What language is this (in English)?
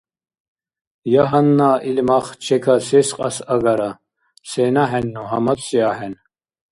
Dargwa